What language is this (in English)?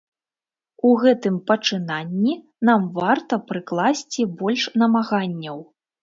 Belarusian